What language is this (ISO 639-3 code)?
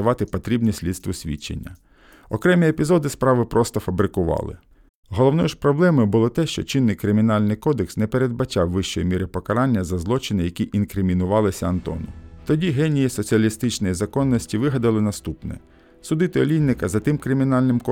ukr